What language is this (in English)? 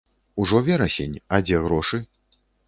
Belarusian